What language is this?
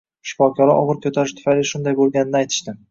Uzbek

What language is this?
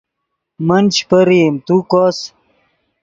Yidgha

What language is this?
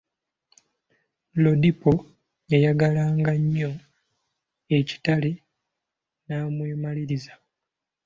Ganda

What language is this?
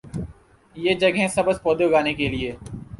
Urdu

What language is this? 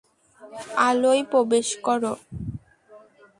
Bangla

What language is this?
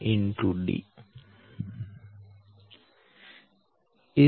Gujarati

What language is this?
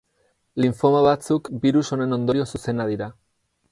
Basque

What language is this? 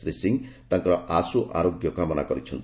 Odia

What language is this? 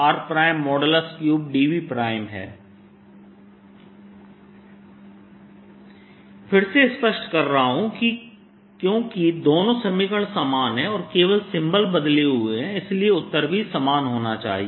Hindi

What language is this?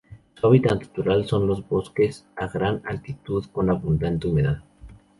Spanish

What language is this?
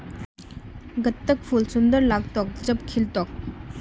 Magahi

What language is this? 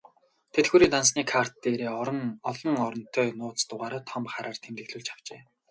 Mongolian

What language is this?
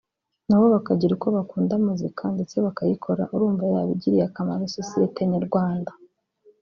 Kinyarwanda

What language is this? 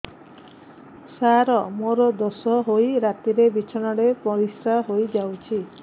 Odia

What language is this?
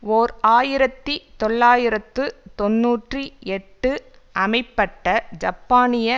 Tamil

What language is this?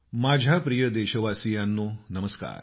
Marathi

